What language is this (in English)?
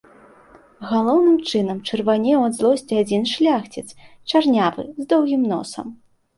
Belarusian